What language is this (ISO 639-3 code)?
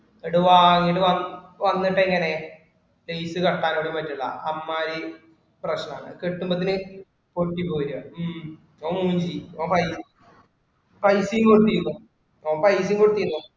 mal